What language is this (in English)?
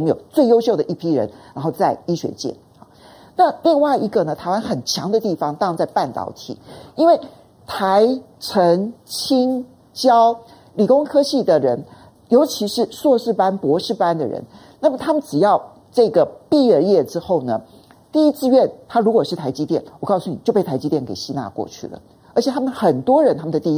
Chinese